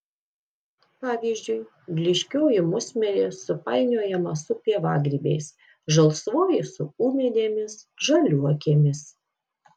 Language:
Lithuanian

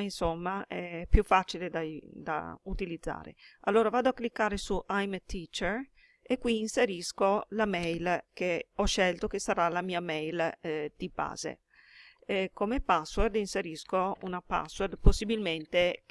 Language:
Italian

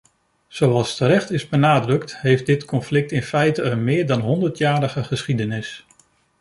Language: Dutch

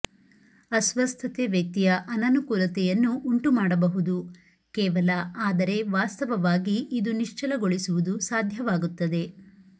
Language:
Kannada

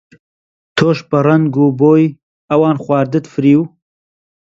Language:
Central Kurdish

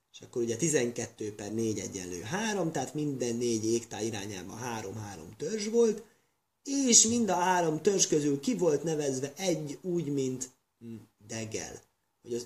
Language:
Hungarian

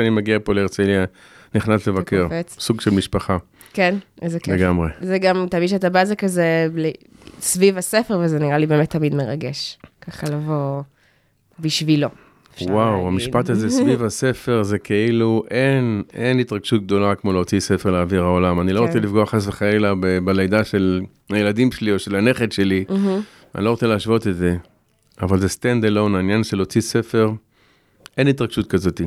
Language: Hebrew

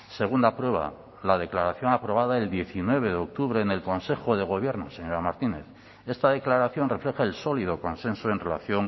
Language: Spanish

